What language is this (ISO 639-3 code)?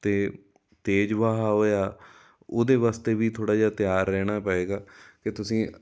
pan